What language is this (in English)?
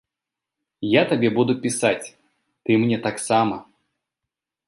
Belarusian